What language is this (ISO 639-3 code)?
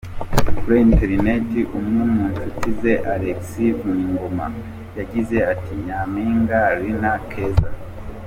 kin